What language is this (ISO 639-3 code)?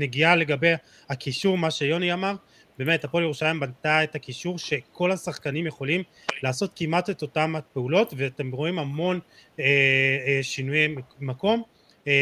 heb